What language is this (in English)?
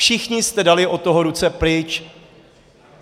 Czech